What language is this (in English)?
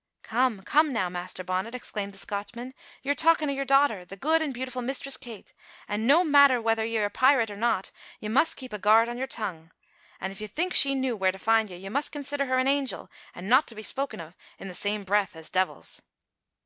English